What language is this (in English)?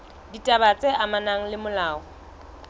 Southern Sotho